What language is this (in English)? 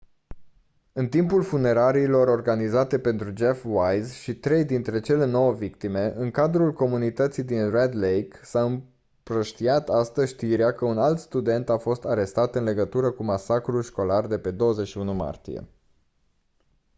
Romanian